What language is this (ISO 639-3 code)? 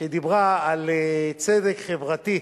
heb